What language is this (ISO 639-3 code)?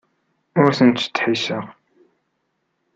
kab